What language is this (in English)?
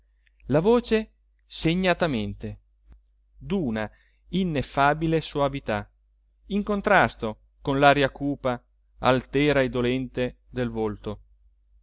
Italian